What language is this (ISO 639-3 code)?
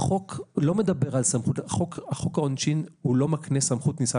heb